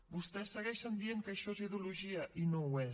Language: Catalan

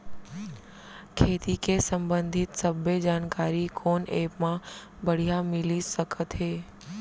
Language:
Chhattisgarhi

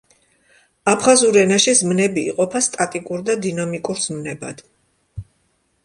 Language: Georgian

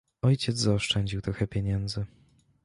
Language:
Polish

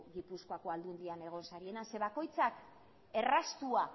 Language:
Basque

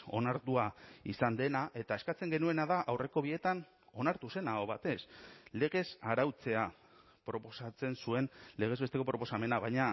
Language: Basque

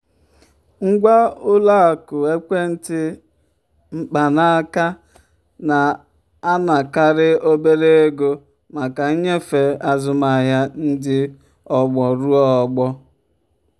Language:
Igbo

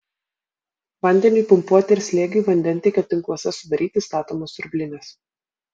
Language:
Lithuanian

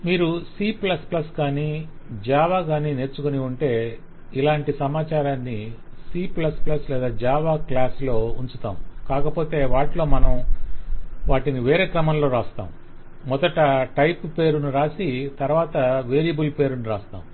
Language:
Telugu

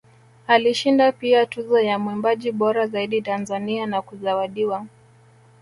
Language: Swahili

